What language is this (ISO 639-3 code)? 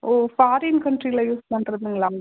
tam